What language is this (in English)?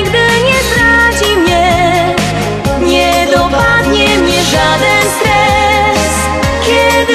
Polish